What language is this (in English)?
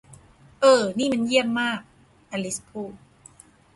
Thai